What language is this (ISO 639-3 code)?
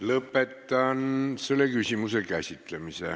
est